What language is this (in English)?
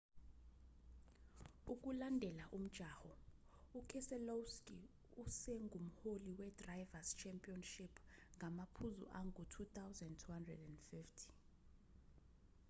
Zulu